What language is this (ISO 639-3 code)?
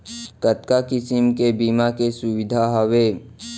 hne